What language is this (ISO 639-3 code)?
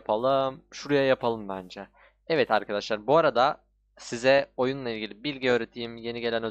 tur